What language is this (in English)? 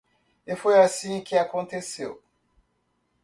Portuguese